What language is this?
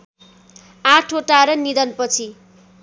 Nepali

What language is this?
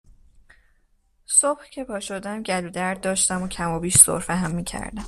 Persian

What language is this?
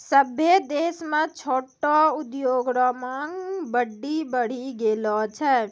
Maithili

